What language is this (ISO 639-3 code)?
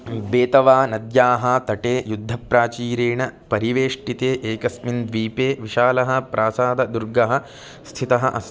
san